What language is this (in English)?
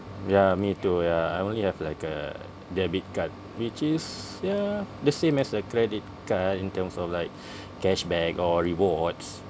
English